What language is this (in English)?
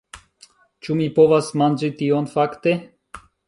Esperanto